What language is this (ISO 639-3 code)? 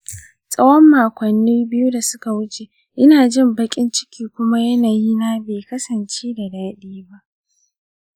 hau